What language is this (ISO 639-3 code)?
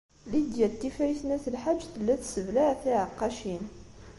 kab